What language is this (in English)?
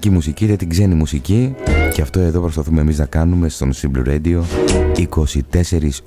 Greek